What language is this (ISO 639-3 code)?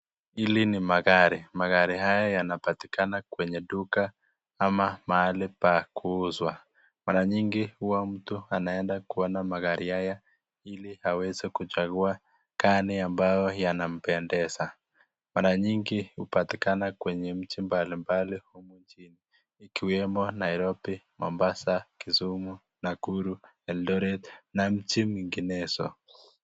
swa